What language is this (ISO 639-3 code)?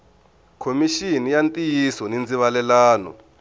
tso